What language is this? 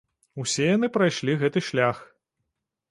Belarusian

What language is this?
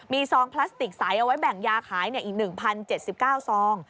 Thai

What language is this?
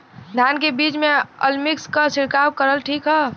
Bhojpuri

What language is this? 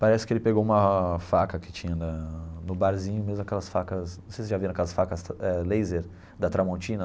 Portuguese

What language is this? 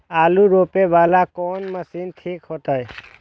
Maithili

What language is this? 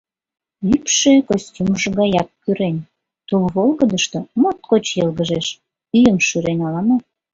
Mari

